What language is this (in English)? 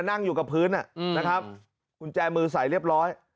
Thai